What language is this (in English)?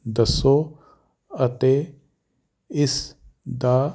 Punjabi